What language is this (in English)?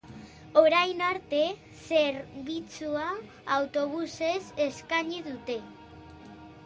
Basque